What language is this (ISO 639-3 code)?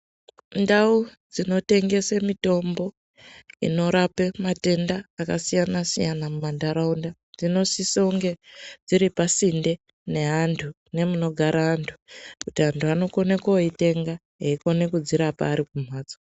ndc